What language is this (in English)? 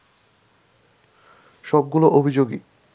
Bangla